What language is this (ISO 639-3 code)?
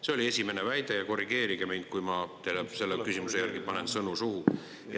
est